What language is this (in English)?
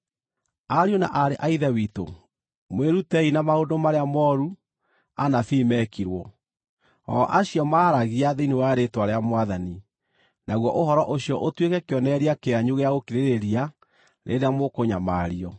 Kikuyu